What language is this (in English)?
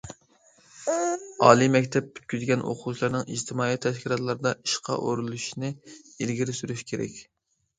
Uyghur